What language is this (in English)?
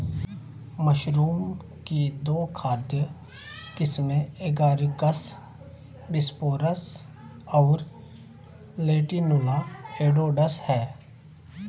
Hindi